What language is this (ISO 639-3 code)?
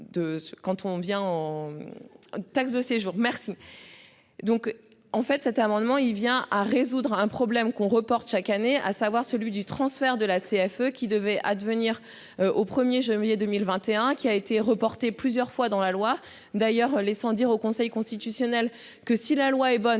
fra